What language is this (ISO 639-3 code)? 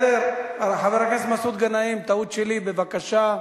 heb